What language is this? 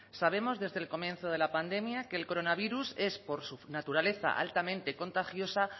Spanish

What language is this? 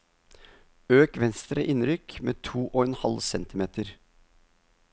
Norwegian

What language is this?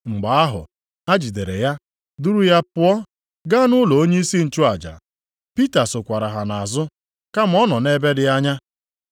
Igbo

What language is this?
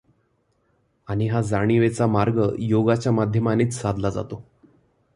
Marathi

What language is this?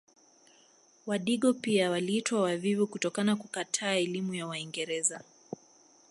Swahili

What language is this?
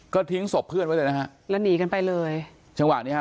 Thai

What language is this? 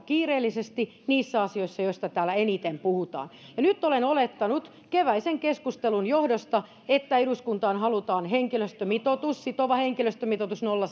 Finnish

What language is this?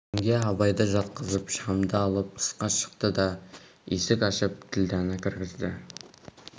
Kazakh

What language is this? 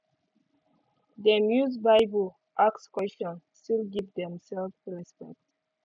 Nigerian Pidgin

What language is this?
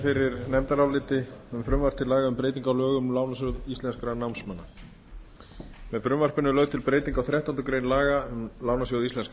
Icelandic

